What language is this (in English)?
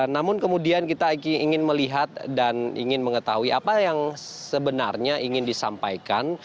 Indonesian